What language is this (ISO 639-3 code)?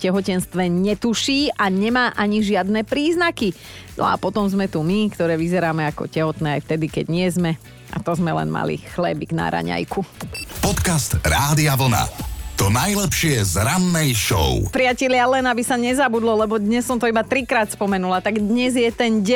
slk